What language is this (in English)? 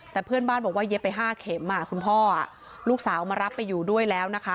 Thai